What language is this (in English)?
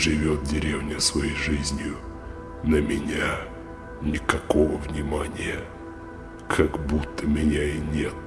Russian